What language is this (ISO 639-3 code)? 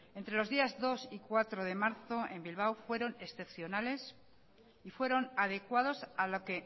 spa